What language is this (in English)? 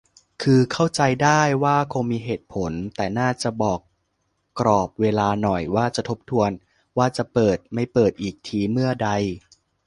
Thai